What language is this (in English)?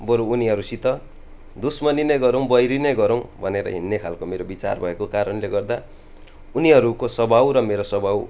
Nepali